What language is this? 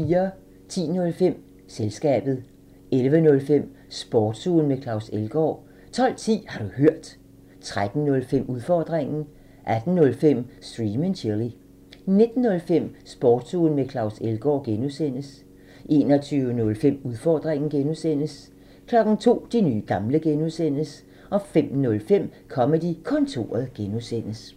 Danish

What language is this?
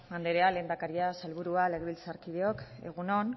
Basque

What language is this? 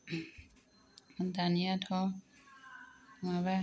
Bodo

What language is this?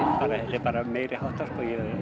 Icelandic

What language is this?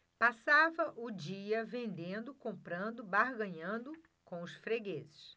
Portuguese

